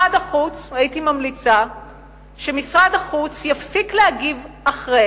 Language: Hebrew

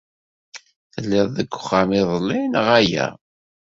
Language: Kabyle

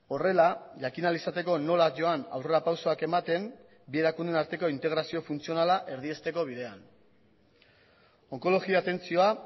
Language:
Basque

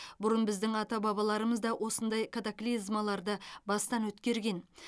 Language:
Kazakh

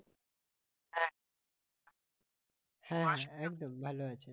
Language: Bangla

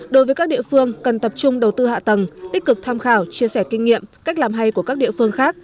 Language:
Vietnamese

